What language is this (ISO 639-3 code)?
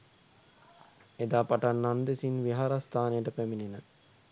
sin